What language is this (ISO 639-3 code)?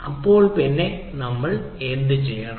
mal